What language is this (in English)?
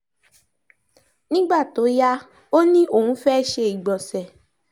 Yoruba